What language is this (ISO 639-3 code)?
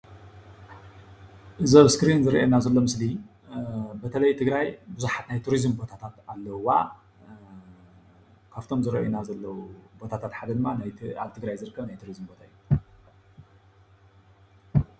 tir